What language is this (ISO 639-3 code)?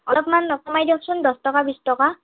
asm